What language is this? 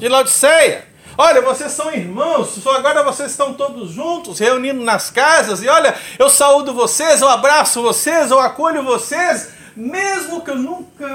Portuguese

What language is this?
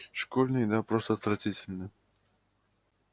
Russian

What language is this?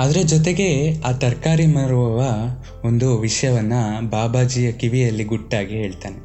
Kannada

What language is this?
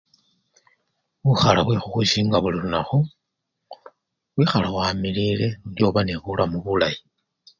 Luyia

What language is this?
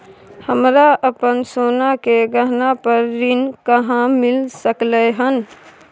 Maithili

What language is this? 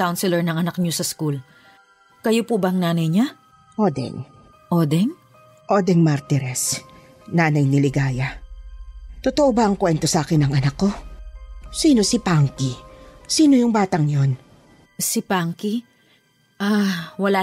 Filipino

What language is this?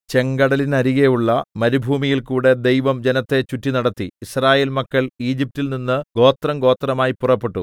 Malayalam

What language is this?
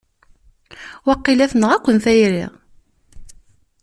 Kabyle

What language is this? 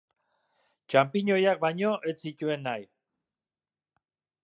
Basque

